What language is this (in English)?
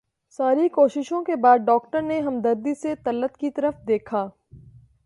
Urdu